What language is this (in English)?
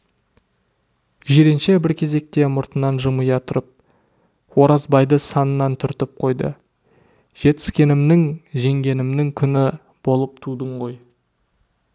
Kazakh